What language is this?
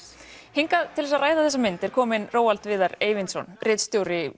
Icelandic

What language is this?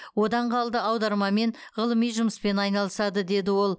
Kazakh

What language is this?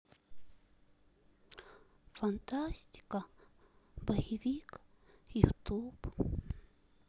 Russian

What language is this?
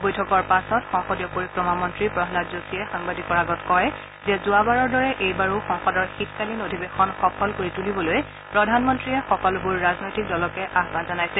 Assamese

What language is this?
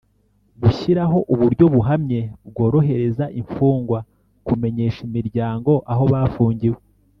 Kinyarwanda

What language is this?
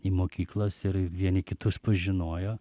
Lithuanian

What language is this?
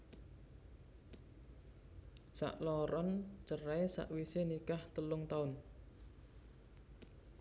Javanese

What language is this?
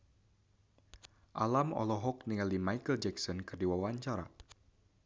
Sundanese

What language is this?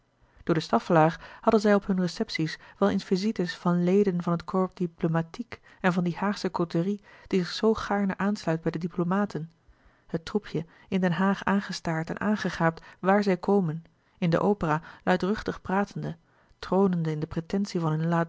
Dutch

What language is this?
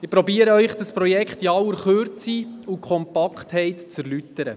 Swiss German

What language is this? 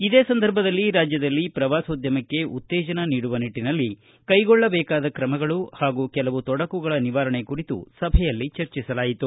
Kannada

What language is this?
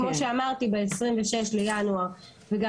Hebrew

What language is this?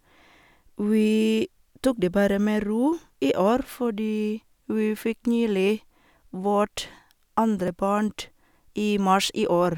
Norwegian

